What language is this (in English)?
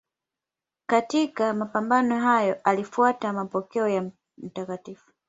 Swahili